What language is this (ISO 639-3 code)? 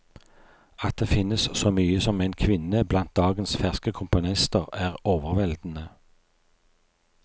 nor